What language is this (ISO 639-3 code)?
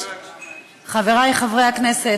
heb